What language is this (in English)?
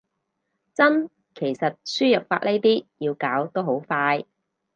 Cantonese